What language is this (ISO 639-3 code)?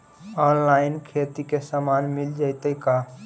mag